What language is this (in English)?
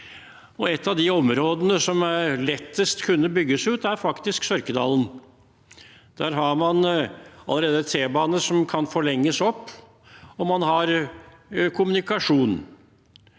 Norwegian